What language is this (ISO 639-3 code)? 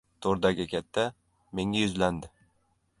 uzb